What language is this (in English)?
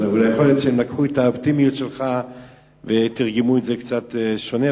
Hebrew